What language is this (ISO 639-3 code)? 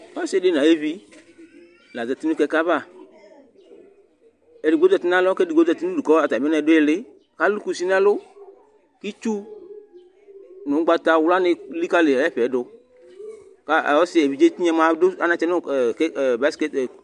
kpo